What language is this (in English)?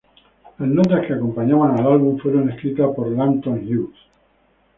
Spanish